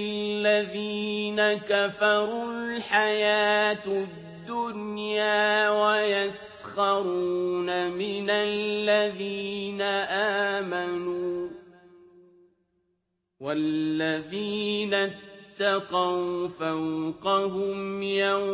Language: Arabic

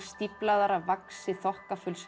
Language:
Icelandic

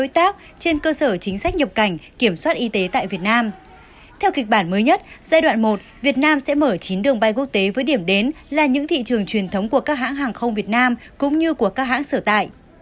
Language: Vietnamese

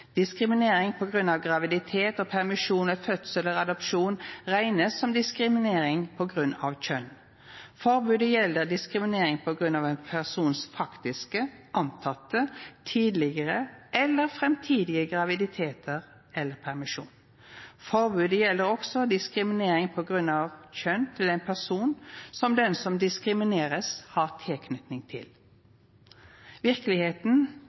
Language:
Norwegian Nynorsk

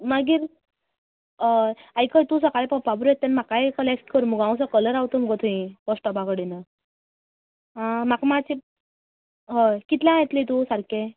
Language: Konkani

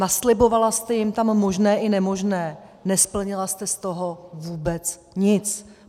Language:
Czech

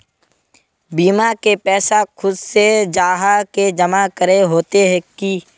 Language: Magahi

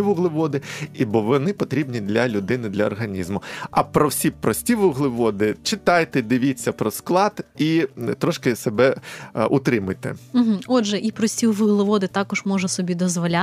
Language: Ukrainian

